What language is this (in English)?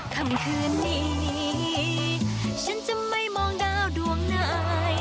Thai